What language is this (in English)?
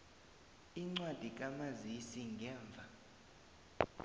South Ndebele